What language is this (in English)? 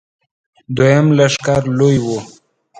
Pashto